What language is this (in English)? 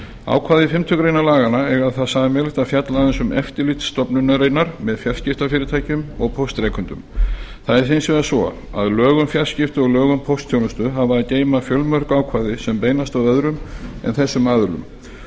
Icelandic